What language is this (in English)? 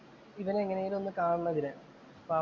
Malayalam